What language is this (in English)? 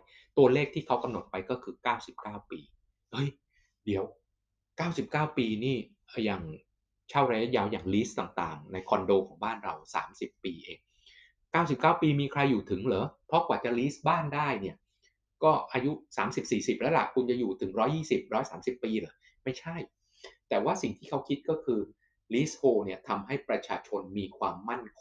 Thai